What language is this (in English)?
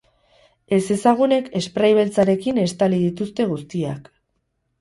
Basque